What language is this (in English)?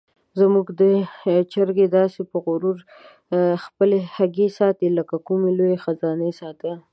Pashto